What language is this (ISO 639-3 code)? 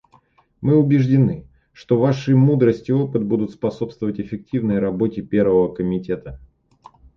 rus